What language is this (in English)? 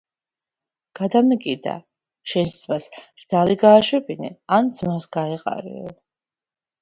Georgian